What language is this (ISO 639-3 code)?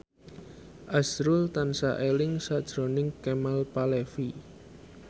jav